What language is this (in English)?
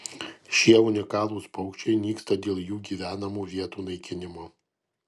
Lithuanian